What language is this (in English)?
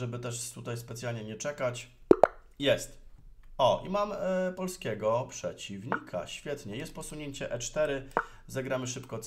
Polish